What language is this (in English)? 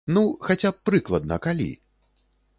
Belarusian